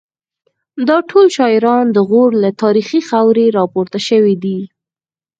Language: Pashto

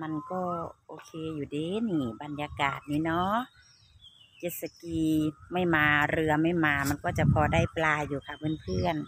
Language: Thai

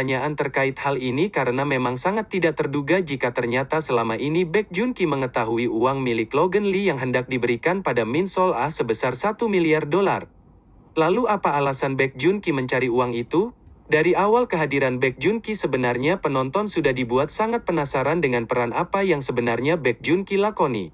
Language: Indonesian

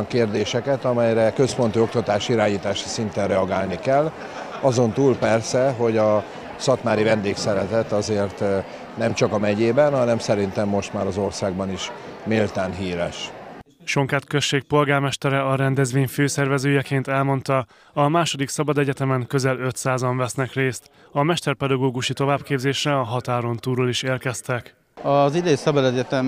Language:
Hungarian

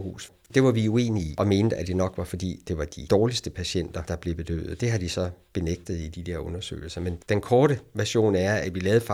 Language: Danish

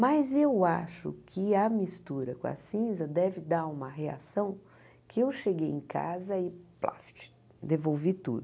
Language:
Portuguese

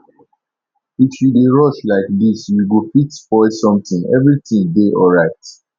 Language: Nigerian Pidgin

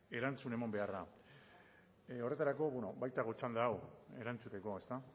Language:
Basque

